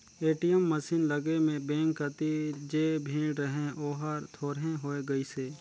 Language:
Chhattisgarhi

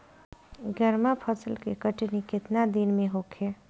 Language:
Bhojpuri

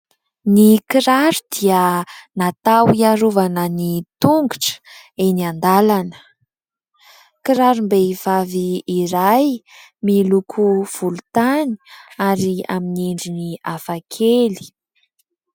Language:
Malagasy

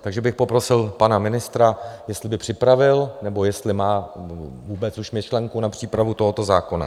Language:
Czech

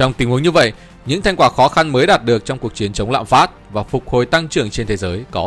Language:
Vietnamese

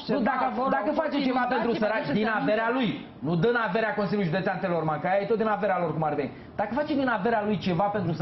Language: Romanian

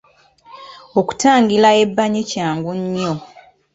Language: Ganda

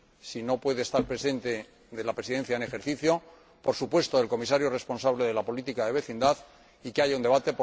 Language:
Spanish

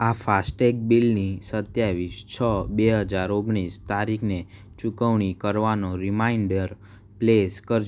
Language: Gujarati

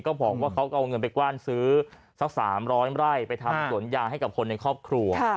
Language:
Thai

